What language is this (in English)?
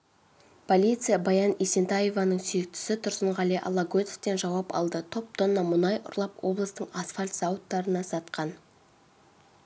Kazakh